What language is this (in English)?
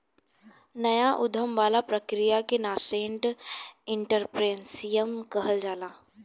Bhojpuri